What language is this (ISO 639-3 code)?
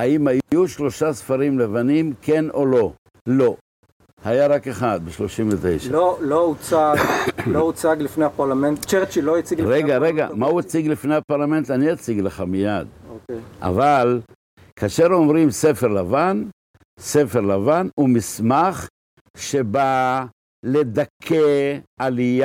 heb